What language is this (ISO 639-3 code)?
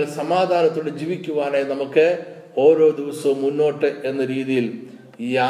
mal